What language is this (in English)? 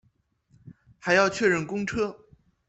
Chinese